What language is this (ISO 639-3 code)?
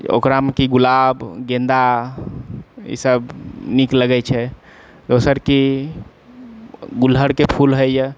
mai